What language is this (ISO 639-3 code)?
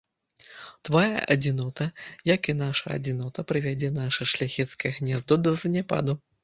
bel